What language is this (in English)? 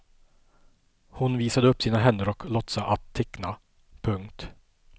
Swedish